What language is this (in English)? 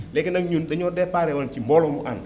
Wolof